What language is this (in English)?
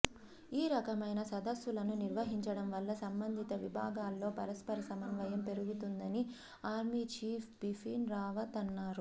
Telugu